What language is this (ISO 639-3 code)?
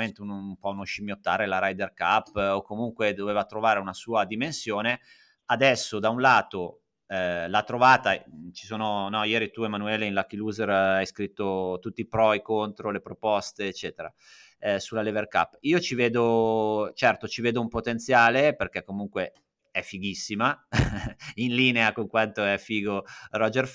ita